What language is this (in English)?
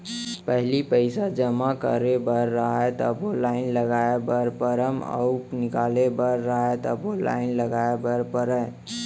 Chhattisgarhi